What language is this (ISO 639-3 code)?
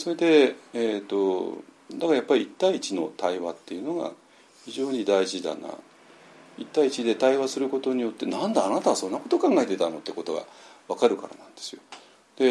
jpn